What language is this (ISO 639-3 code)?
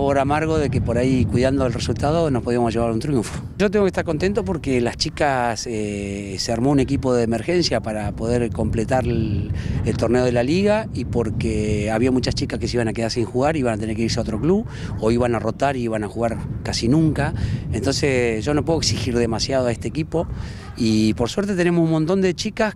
spa